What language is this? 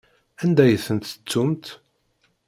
Kabyle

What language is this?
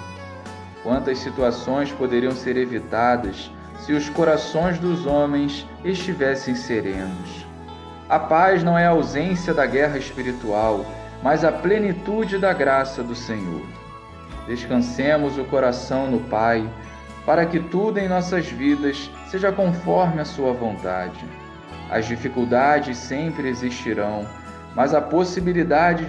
Portuguese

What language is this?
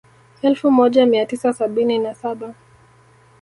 Swahili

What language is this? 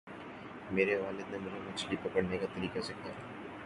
Urdu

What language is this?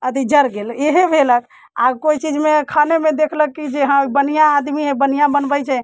Maithili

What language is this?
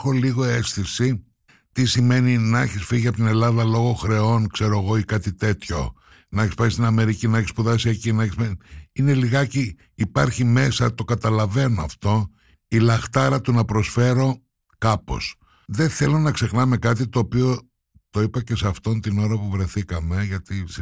Greek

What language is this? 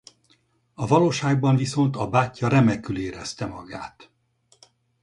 Hungarian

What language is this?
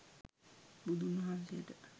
Sinhala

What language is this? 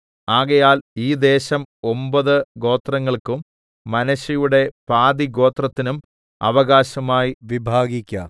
Malayalam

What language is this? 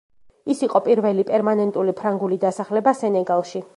Georgian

